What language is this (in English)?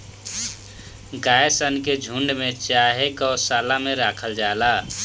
Bhojpuri